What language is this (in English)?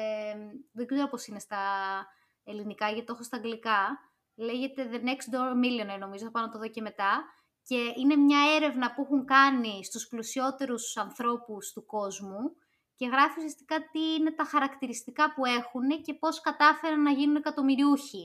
Greek